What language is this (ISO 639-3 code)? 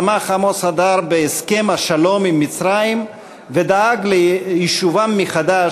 heb